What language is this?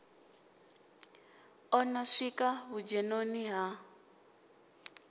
Venda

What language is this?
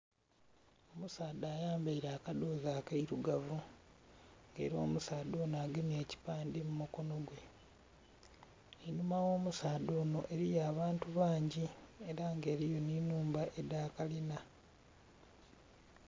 Soga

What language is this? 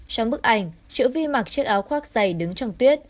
Vietnamese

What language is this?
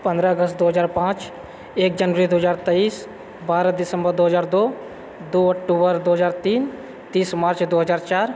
Maithili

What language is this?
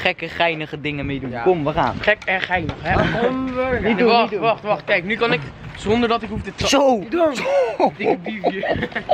Dutch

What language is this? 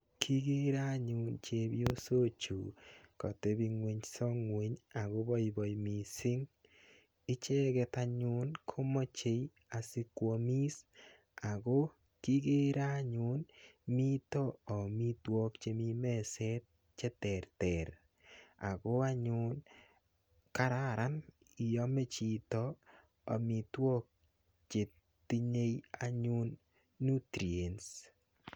Kalenjin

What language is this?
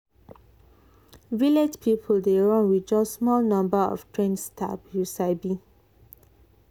Nigerian Pidgin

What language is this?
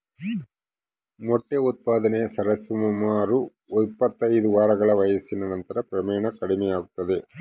Kannada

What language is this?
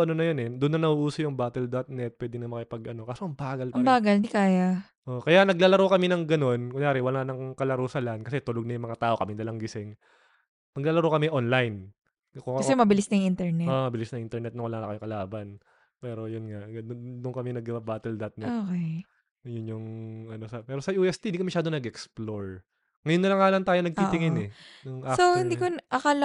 Filipino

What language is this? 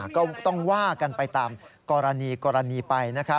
Thai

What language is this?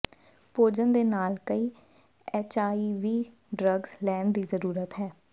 Punjabi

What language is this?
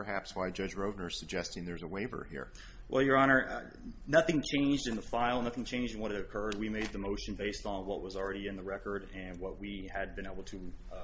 English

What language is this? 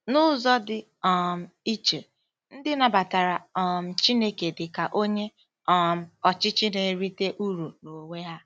Igbo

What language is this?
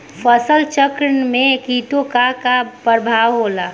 Bhojpuri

